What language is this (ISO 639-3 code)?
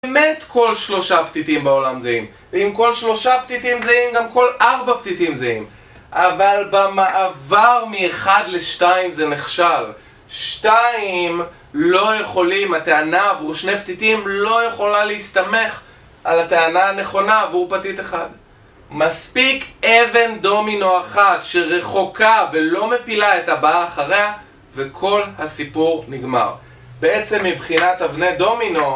heb